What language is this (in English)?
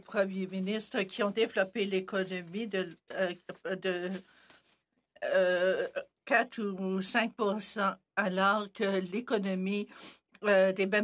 French